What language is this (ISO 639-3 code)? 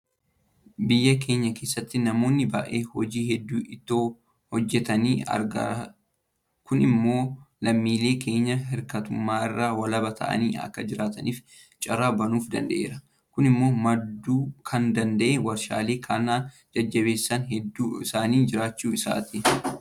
orm